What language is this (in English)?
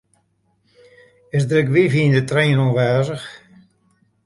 Western Frisian